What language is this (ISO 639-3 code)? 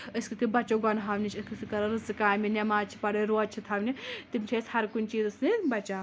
kas